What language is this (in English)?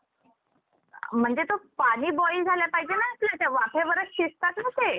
Marathi